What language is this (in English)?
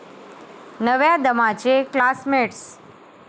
Marathi